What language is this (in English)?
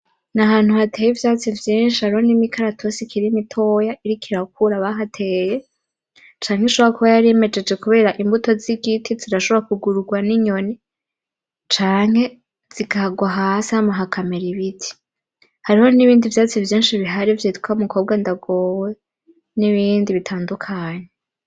Rundi